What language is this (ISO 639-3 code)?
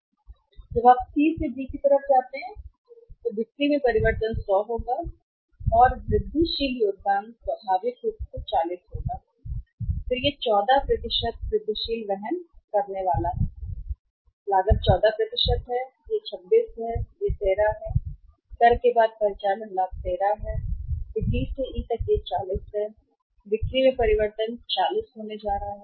hin